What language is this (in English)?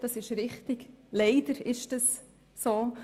Swiss German